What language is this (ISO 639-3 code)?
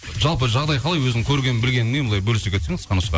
kaz